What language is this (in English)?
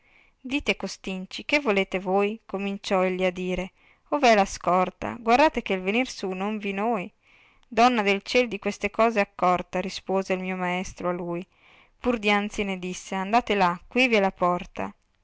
Italian